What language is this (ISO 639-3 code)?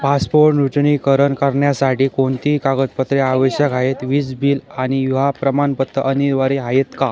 mar